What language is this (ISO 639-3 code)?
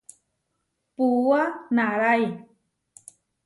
var